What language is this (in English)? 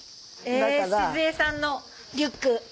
Japanese